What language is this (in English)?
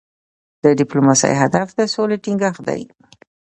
Pashto